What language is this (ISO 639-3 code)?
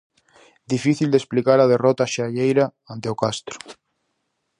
glg